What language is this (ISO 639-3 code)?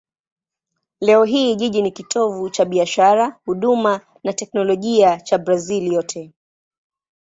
swa